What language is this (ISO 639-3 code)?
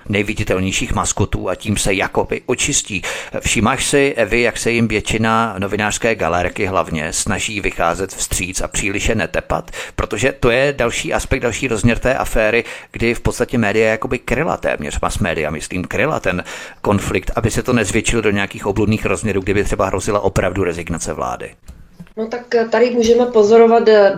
ces